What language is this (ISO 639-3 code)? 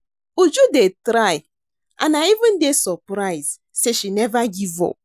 pcm